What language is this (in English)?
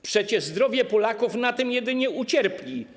Polish